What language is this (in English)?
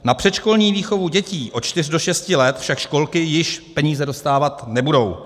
Czech